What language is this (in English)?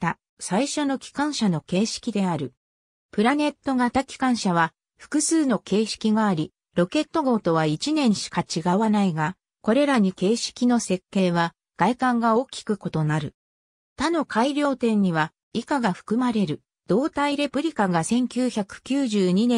Japanese